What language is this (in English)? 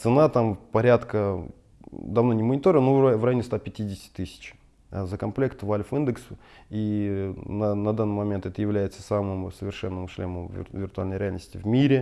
Russian